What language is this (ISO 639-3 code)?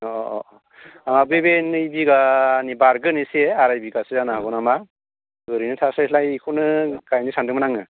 brx